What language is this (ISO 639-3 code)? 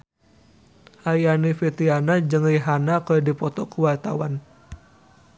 sun